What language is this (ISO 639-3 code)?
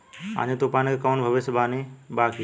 bho